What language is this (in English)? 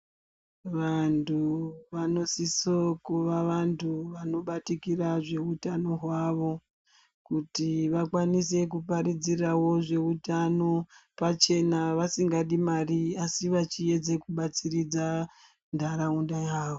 Ndau